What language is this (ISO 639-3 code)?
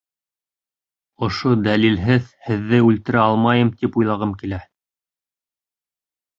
bak